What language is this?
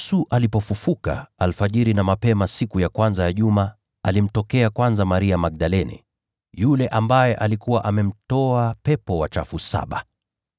Swahili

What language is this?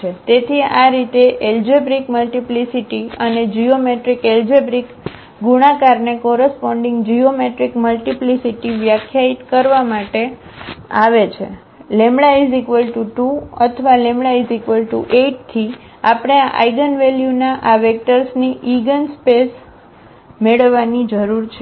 Gujarati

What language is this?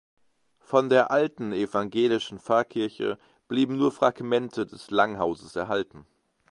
German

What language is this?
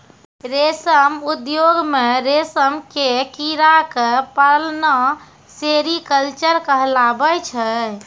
Maithili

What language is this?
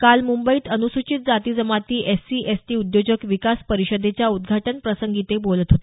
Marathi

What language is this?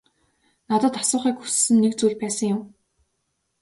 Mongolian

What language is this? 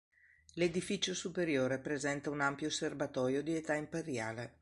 Italian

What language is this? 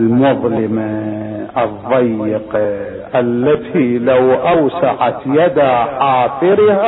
Arabic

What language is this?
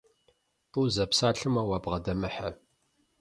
Kabardian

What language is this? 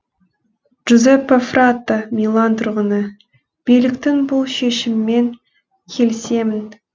Kazakh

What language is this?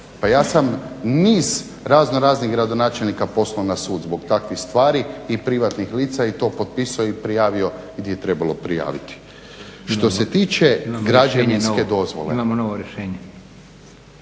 Croatian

